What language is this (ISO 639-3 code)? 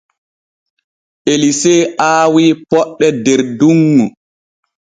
fue